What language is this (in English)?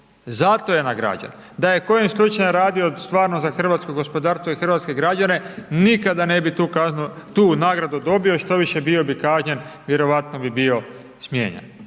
Croatian